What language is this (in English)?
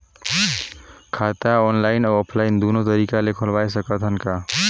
Chhattisgarhi